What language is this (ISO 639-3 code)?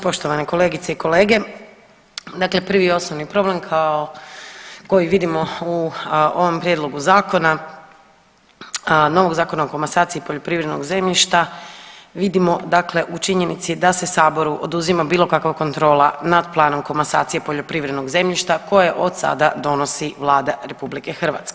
hrv